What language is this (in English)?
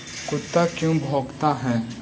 Magahi